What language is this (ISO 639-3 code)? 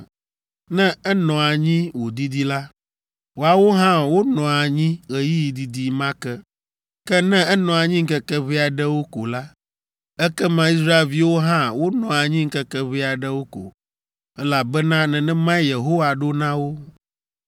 ewe